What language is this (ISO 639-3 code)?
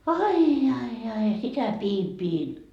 fin